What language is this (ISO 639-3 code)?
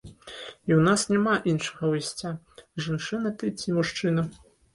bel